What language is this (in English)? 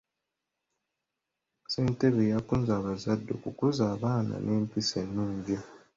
Ganda